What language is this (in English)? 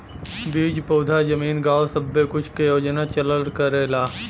Bhojpuri